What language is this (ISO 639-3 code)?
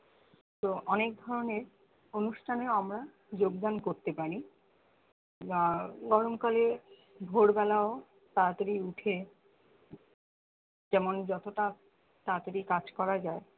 ben